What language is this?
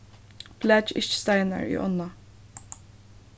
Faroese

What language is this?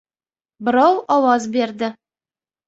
Uzbek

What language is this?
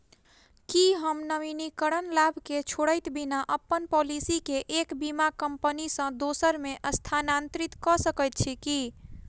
Maithili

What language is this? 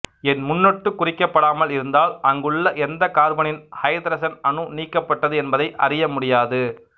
Tamil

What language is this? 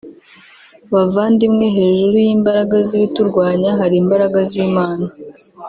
Kinyarwanda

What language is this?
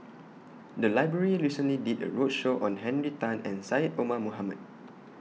English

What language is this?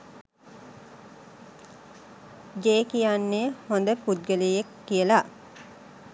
Sinhala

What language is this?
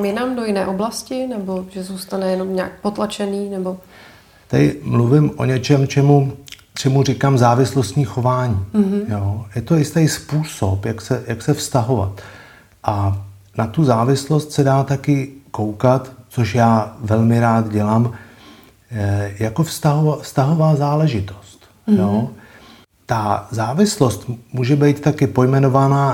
Czech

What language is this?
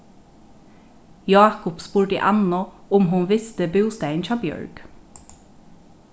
Faroese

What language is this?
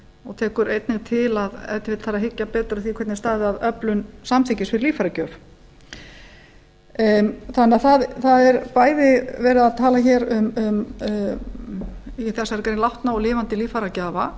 Icelandic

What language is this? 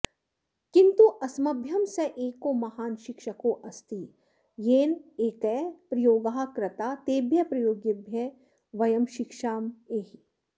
Sanskrit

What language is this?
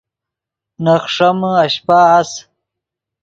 Yidgha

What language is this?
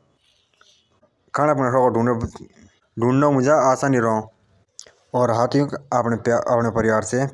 Jaunsari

